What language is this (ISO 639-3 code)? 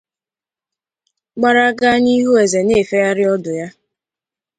ibo